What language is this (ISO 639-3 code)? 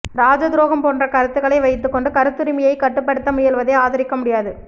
tam